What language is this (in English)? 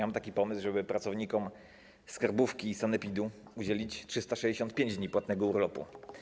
Polish